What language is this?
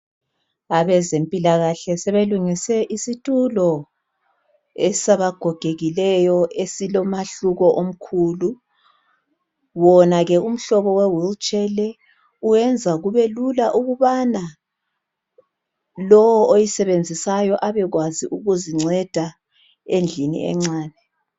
North Ndebele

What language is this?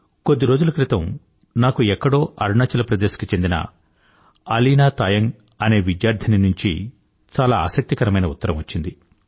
Telugu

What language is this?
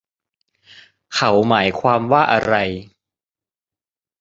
Thai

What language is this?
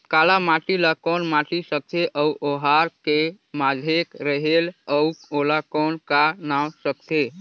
Chhattisgarhi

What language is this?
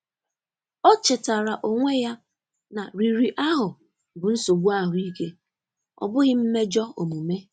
Igbo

